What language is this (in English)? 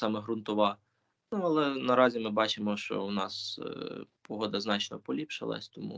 Ukrainian